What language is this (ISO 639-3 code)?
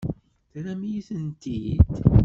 kab